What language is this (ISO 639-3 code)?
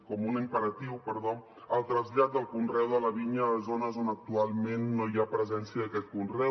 cat